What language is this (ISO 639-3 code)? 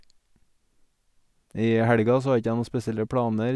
nor